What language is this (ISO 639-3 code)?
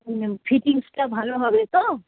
ben